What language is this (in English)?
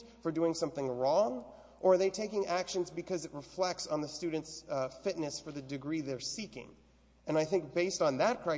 English